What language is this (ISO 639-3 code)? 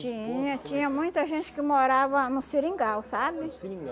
por